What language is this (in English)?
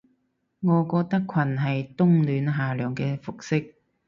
Cantonese